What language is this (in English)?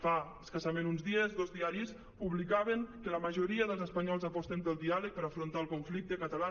Catalan